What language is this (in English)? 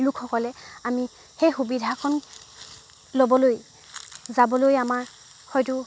Assamese